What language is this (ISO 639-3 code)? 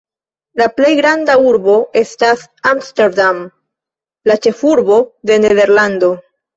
epo